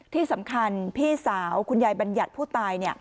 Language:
Thai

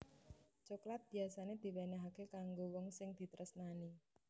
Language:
Javanese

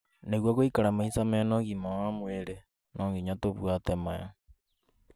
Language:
Kikuyu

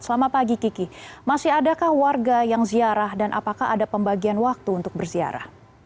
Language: Indonesian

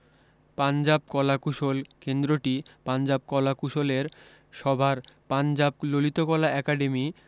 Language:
Bangla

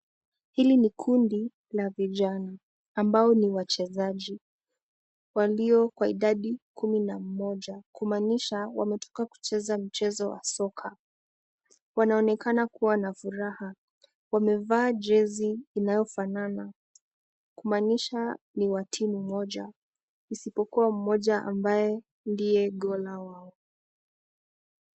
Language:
Swahili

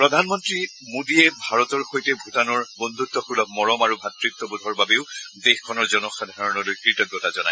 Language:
Assamese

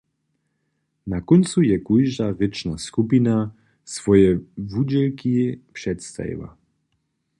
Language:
Upper Sorbian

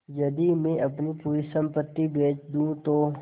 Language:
Hindi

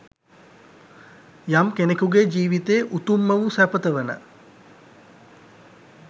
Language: Sinhala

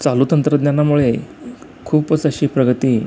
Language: Marathi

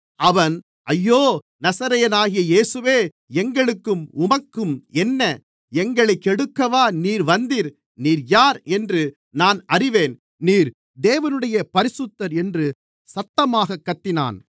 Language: Tamil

